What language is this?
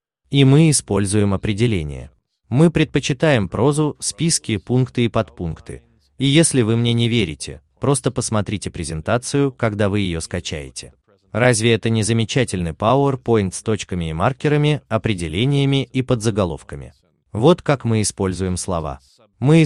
Russian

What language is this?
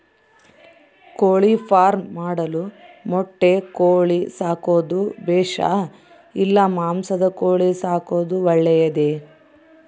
Kannada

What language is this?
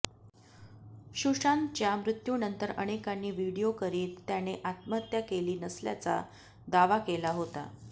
Marathi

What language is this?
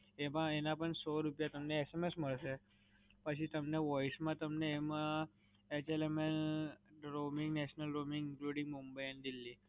Gujarati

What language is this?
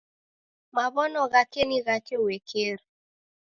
Taita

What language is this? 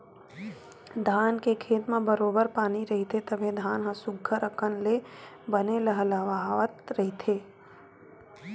Chhattisgarhi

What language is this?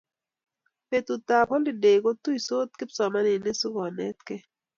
Kalenjin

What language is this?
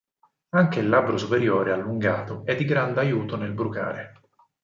Italian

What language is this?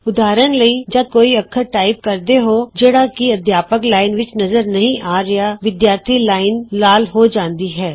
Punjabi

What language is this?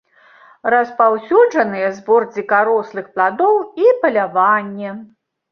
Belarusian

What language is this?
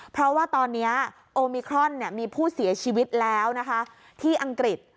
Thai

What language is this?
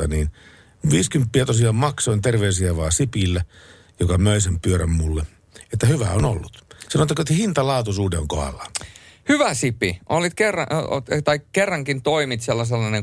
Finnish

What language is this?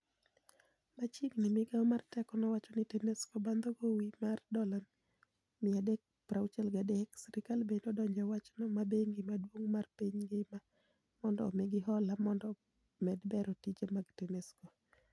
Luo (Kenya and Tanzania)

